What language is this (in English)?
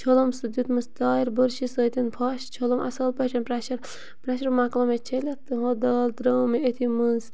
Kashmiri